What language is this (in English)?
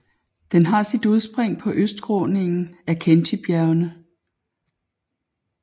Danish